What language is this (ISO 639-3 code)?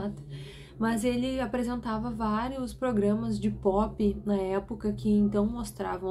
por